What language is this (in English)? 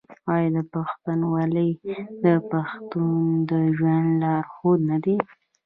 Pashto